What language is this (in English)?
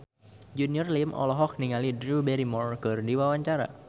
Sundanese